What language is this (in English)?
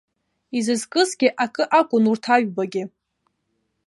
Abkhazian